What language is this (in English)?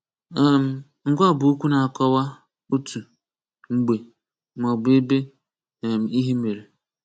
Igbo